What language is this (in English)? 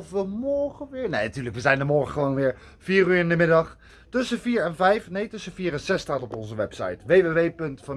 Dutch